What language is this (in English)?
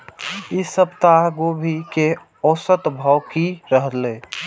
Maithili